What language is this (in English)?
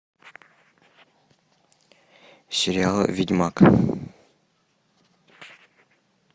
Russian